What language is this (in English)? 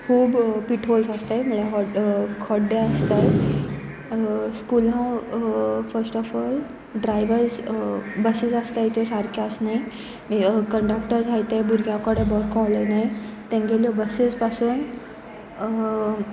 Konkani